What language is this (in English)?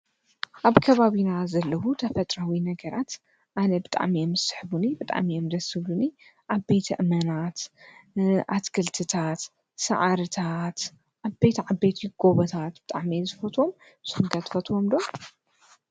Tigrinya